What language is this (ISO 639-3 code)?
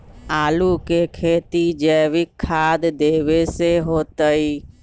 mag